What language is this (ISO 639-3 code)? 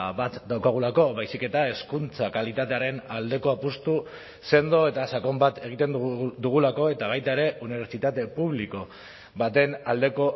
eus